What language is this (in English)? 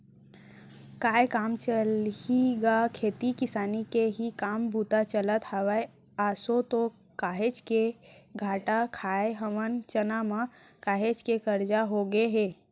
Chhattisgarhi